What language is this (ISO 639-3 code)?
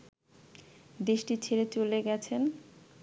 ben